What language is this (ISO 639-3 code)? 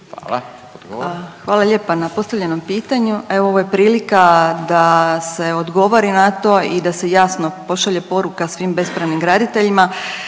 hrv